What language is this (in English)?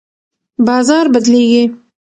Pashto